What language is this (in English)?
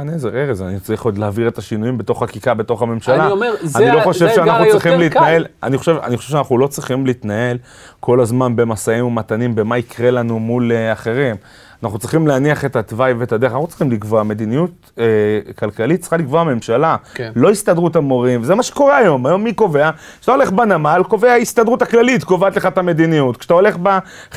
Hebrew